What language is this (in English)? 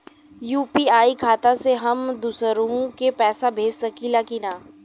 Bhojpuri